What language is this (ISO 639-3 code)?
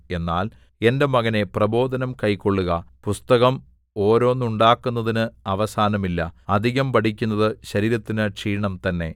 mal